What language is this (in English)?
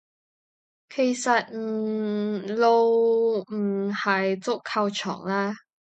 Cantonese